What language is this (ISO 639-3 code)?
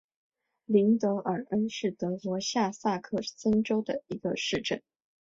zho